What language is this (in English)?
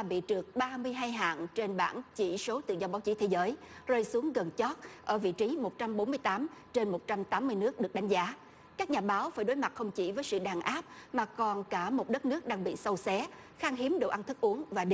Vietnamese